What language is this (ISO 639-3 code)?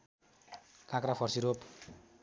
nep